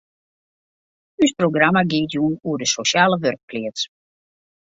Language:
Western Frisian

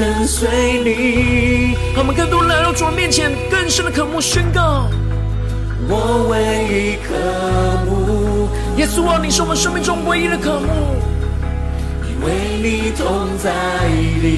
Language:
Chinese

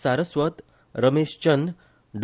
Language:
Konkani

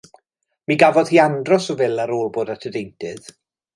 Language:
Welsh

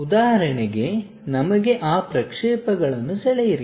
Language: Kannada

